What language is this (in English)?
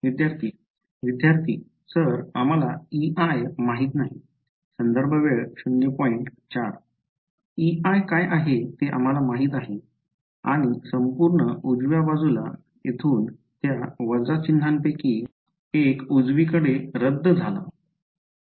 Marathi